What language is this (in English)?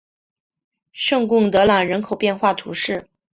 Chinese